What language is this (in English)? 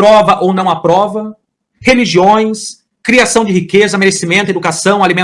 Portuguese